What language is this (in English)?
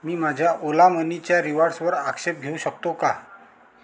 Marathi